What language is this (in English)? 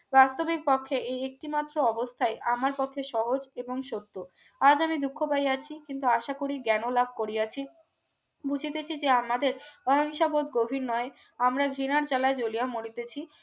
Bangla